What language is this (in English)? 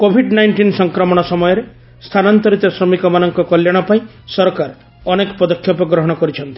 Odia